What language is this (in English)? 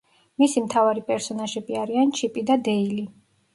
Georgian